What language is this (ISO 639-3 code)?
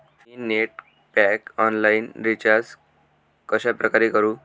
mar